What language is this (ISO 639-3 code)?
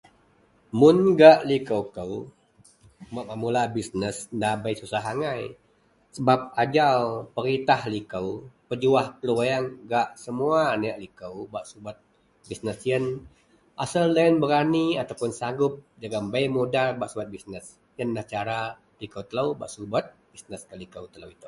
mel